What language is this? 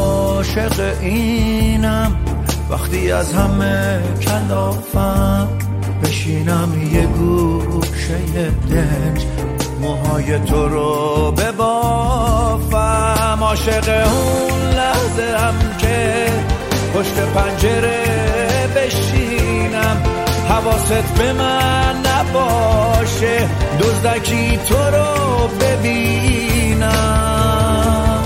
Persian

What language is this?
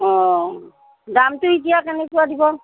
Assamese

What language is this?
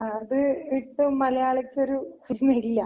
Malayalam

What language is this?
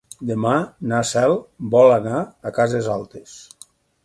Catalan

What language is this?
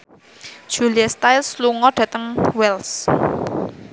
Javanese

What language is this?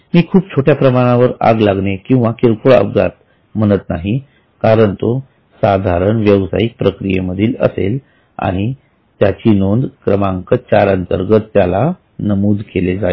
Marathi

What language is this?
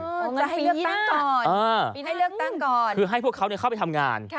Thai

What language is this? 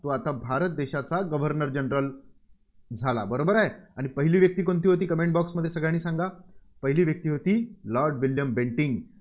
Marathi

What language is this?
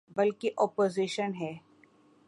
Urdu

